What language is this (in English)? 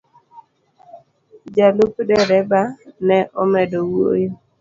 Luo (Kenya and Tanzania)